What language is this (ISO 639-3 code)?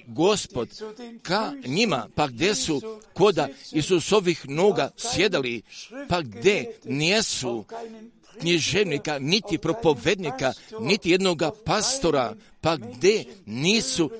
hrv